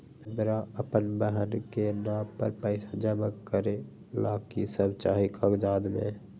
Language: Magahi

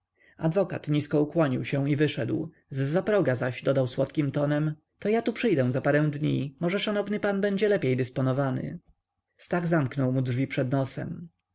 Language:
Polish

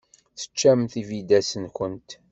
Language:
Kabyle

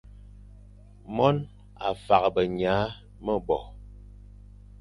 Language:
Fang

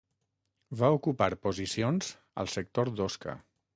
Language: Catalan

